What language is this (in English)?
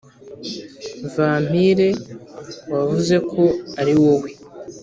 Kinyarwanda